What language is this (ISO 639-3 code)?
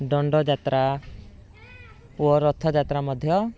ori